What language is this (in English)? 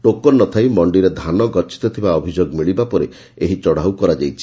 Odia